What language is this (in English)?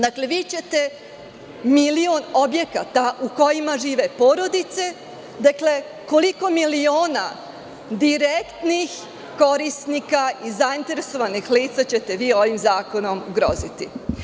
Serbian